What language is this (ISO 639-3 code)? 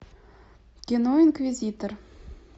rus